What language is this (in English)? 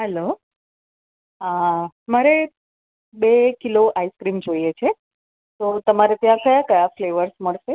Gujarati